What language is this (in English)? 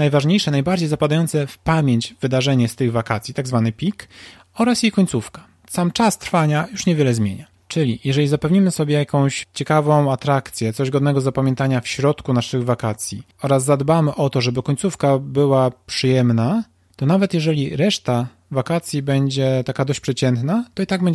Polish